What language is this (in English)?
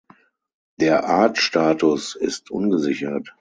German